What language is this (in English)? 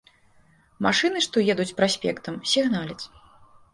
Belarusian